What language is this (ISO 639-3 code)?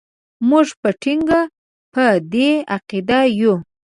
pus